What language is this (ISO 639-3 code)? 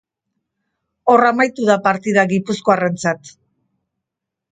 eus